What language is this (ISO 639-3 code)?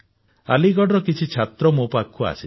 ori